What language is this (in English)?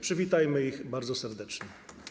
Polish